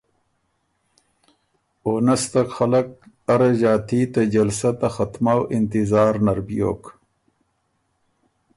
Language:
Ormuri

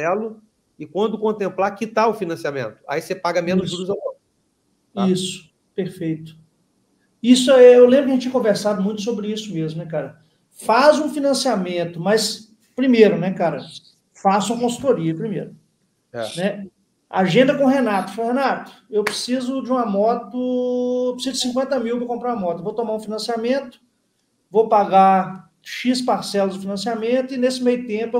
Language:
Portuguese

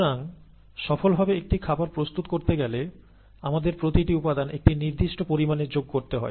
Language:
Bangla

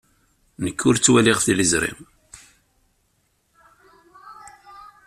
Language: Kabyle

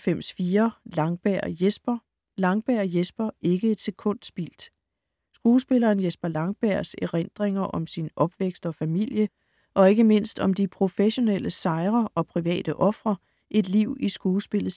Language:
Danish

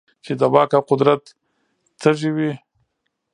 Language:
Pashto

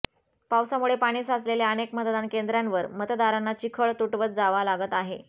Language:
Marathi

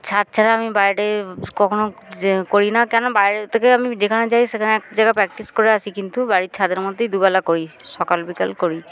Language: Bangla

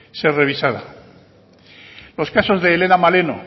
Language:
Spanish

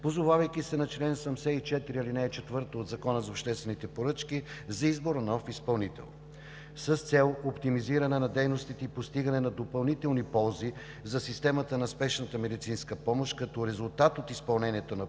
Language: Bulgarian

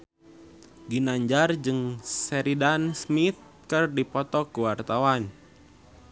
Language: Sundanese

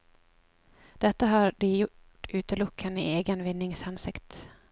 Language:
Norwegian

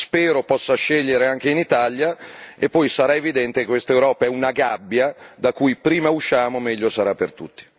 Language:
Italian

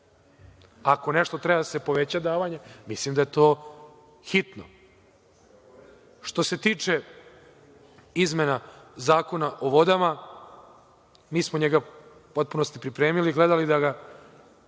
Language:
Serbian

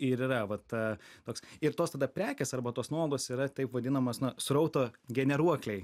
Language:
Lithuanian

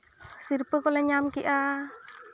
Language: Santali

